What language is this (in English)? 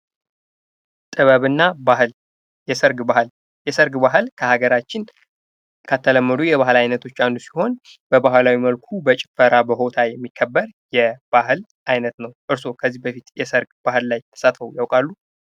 Amharic